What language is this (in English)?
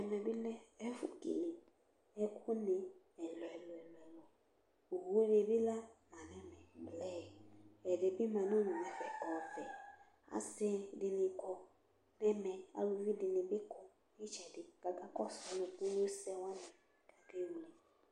Ikposo